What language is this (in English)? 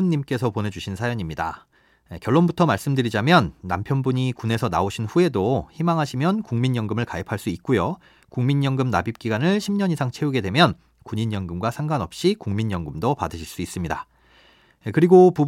Korean